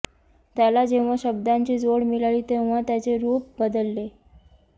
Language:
Marathi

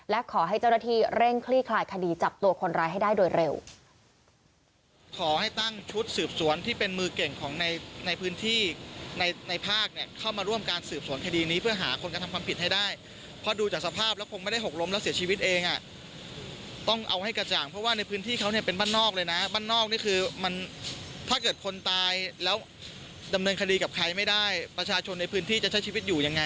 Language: Thai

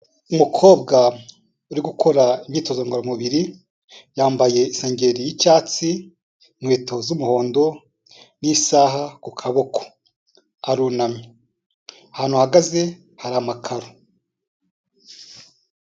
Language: Kinyarwanda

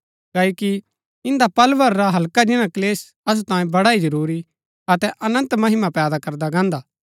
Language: Gaddi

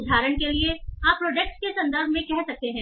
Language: Hindi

